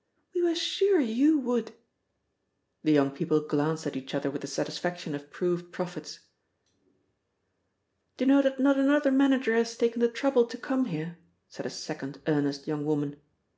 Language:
English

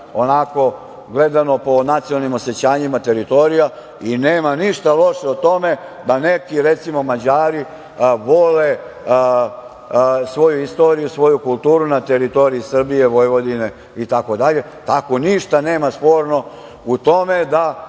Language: Serbian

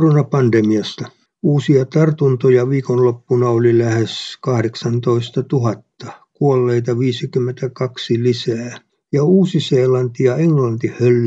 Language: Finnish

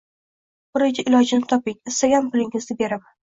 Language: Uzbek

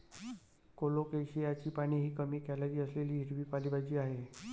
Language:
Marathi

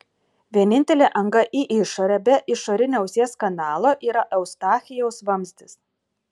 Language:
Lithuanian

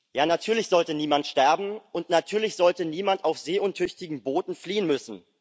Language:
German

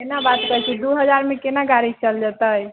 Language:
Maithili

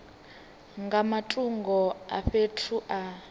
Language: Venda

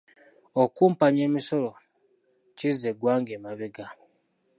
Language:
Ganda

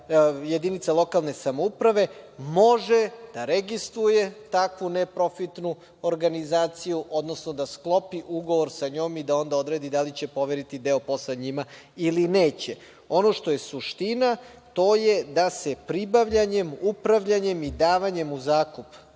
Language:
Serbian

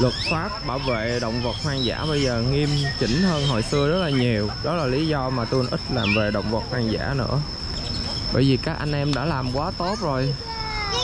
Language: Vietnamese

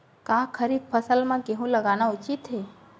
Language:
Chhattisgarhi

